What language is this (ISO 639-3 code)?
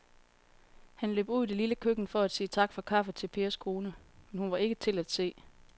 dan